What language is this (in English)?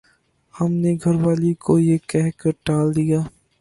Urdu